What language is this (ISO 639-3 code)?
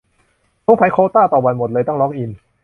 tha